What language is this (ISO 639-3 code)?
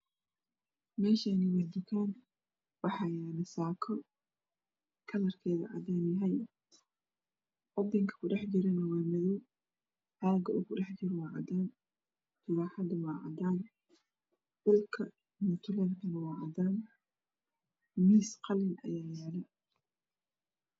som